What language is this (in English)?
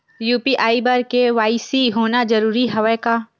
Chhattisgarhi